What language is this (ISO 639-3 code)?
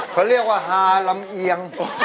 tha